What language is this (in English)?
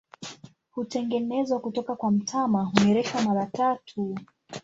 Swahili